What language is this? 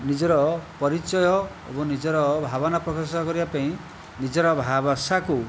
Odia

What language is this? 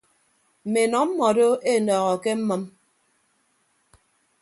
Ibibio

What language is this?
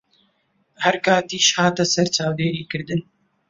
Central Kurdish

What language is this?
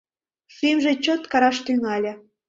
Mari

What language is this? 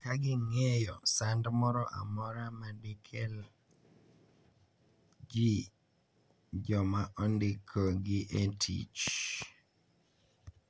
Luo (Kenya and Tanzania)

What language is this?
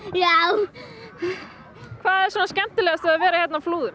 Icelandic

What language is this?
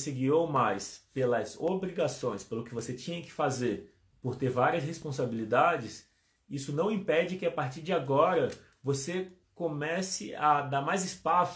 Portuguese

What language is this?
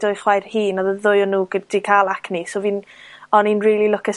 Welsh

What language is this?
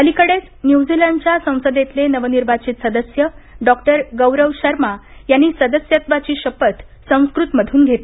Marathi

